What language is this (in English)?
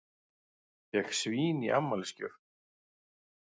Icelandic